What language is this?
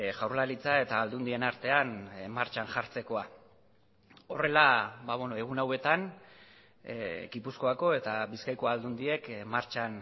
Basque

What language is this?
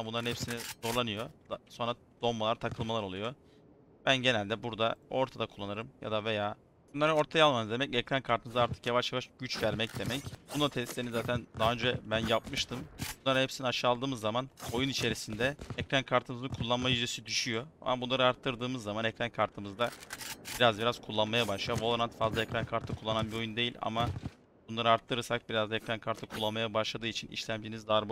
Turkish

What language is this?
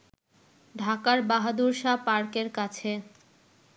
Bangla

